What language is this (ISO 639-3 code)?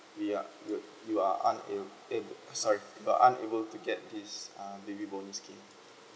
eng